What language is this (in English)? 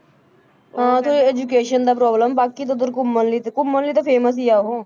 Punjabi